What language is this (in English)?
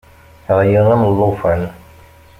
Kabyle